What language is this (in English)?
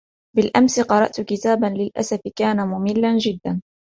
Arabic